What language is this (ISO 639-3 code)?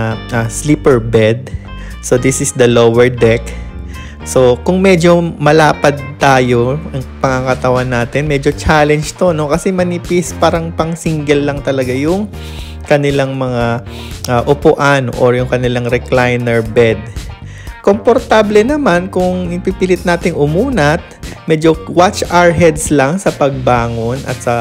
fil